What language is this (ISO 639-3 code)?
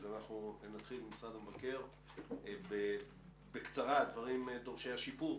heb